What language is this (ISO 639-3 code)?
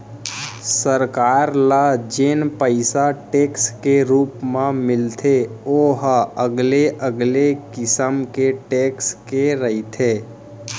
hne